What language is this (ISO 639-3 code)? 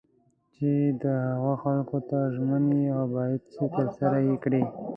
pus